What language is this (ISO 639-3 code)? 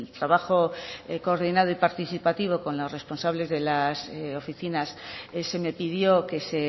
spa